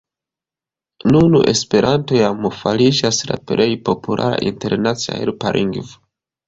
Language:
Esperanto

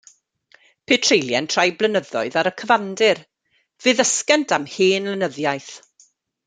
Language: Welsh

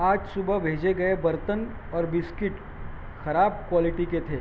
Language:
Urdu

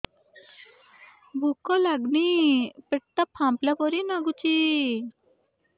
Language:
Odia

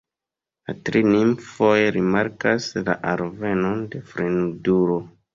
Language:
Esperanto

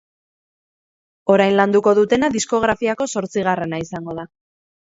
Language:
Basque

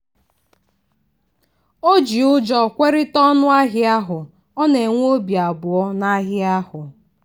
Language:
Igbo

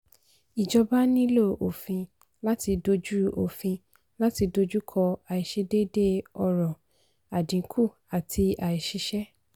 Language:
Yoruba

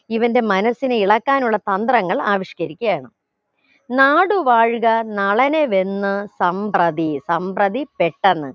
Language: Malayalam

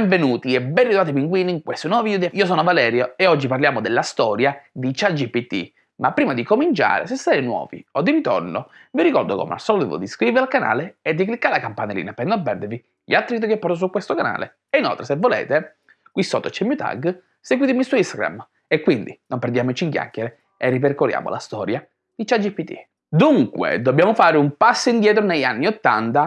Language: Italian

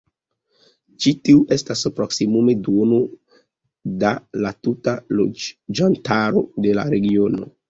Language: Esperanto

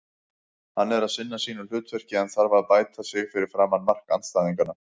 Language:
Icelandic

